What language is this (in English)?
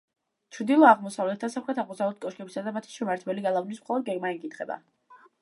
Georgian